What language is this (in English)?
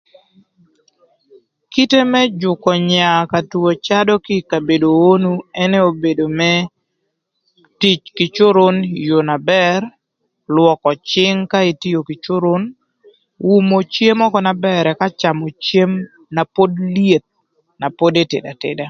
Thur